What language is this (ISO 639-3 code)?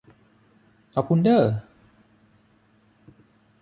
tha